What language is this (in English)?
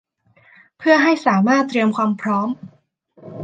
Thai